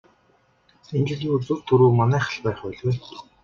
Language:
Mongolian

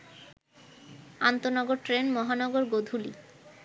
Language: Bangla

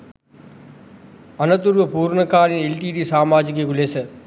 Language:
Sinhala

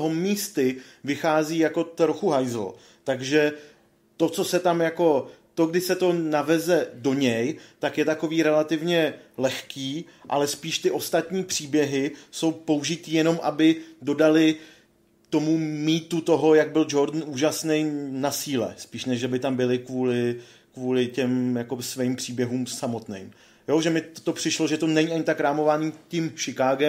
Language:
Czech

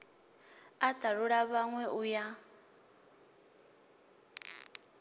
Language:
Venda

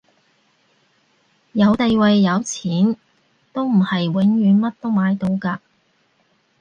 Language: Cantonese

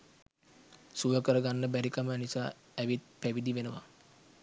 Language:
Sinhala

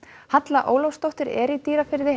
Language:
Icelandic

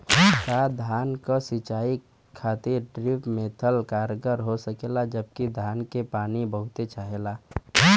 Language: Bhojpuri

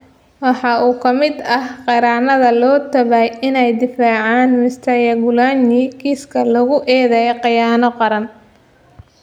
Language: Somali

